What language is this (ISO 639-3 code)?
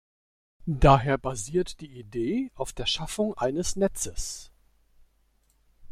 deu